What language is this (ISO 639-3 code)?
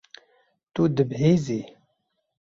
kur